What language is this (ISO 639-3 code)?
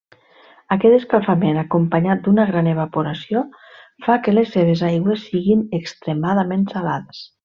cat